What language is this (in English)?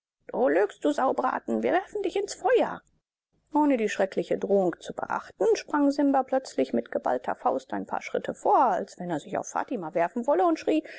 German